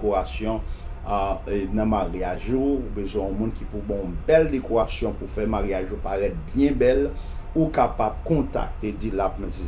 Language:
French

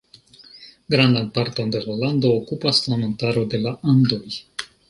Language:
Esperanto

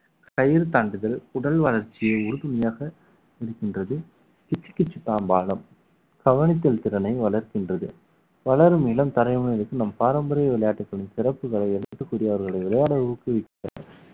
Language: Tamil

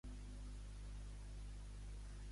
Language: Catalan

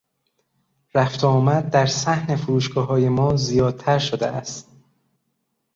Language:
Persian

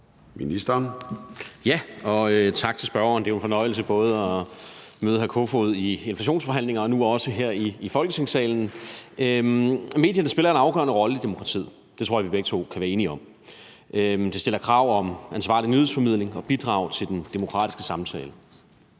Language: Danish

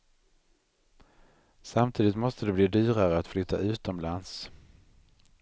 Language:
Swedish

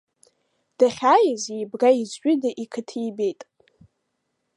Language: Abkhazian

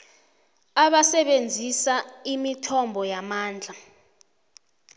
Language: South Ndebele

